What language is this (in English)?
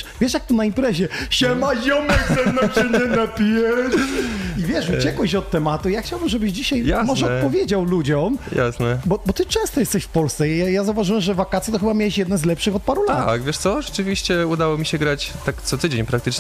Polish